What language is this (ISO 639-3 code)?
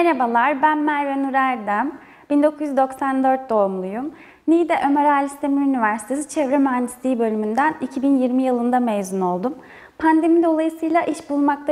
tur